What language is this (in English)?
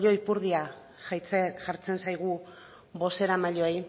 Basque